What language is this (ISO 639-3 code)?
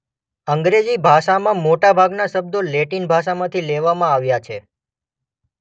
guj